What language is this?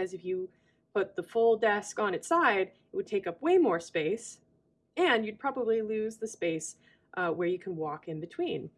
English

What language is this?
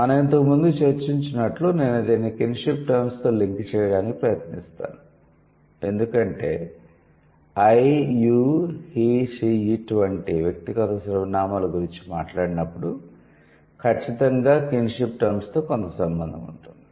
Telugu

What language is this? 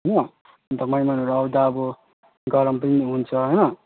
Nepali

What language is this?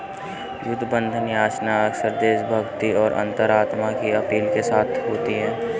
Hindi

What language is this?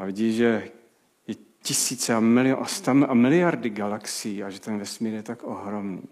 Czech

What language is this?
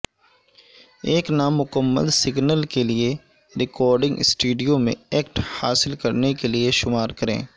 Urdu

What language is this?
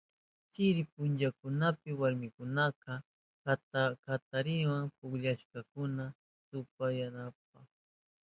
Southern Pastaza Quechua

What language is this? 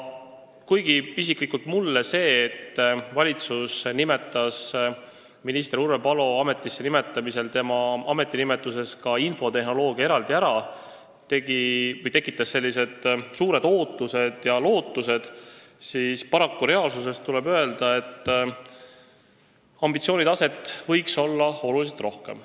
Estonian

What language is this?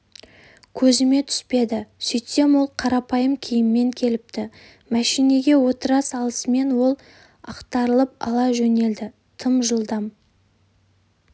Kazakh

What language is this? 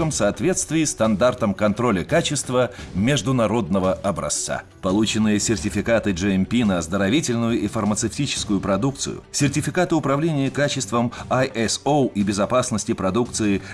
Russian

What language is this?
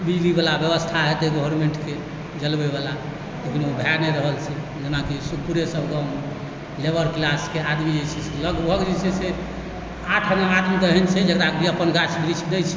Maithili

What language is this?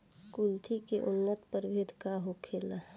Bhojpuri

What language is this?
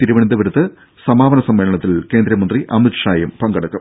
Malayalam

